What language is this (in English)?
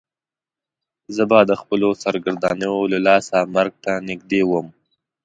Pashto